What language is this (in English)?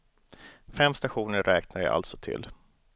Swedish